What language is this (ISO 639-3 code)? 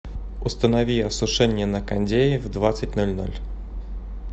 rus